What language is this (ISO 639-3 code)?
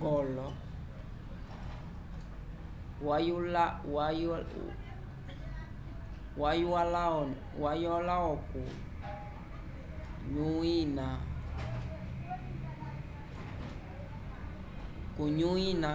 umb